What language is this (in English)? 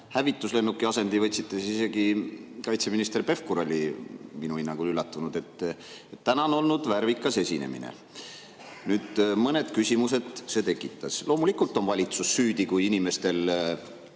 Estonian